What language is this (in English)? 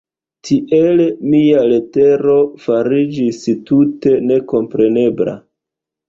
Esperanto